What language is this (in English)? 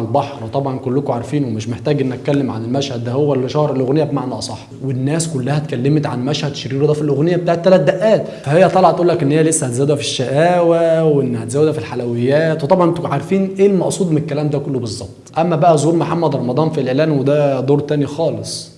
Arabic